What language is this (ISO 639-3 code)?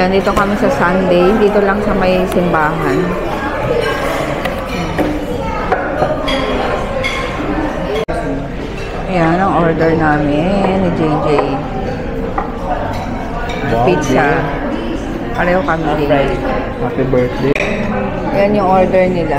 fil